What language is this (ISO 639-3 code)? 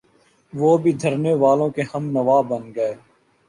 urd